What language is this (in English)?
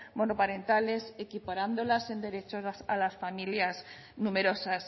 Spanish